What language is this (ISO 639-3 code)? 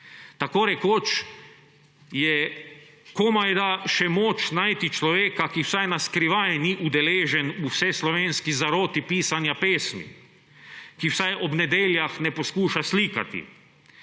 slv